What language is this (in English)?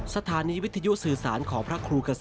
Thai